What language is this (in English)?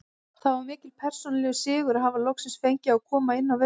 Icelandic